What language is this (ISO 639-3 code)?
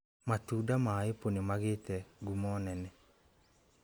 kik